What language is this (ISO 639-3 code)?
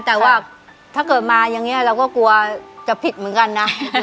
tha